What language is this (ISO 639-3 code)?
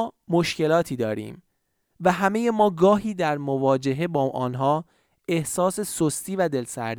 fas